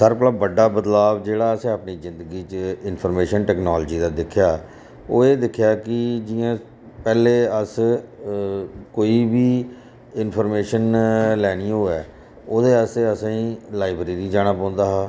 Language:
Dogri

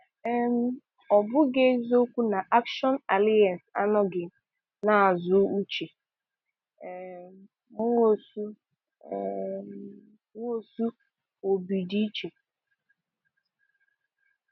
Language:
Igbo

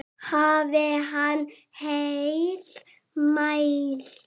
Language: Icelandic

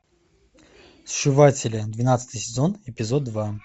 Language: Russian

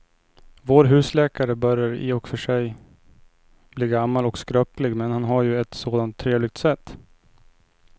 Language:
Swedish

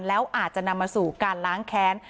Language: Thai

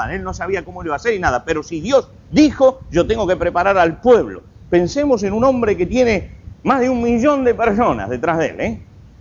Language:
Spanish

